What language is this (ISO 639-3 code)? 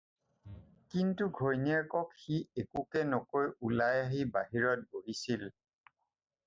asm